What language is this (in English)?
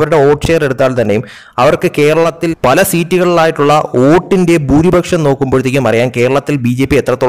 Malayalam